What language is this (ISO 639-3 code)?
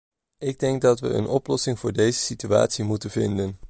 nld